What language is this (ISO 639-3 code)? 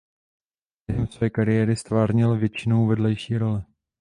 ces